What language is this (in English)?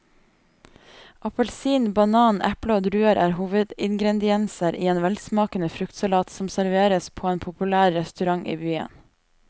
Norwegian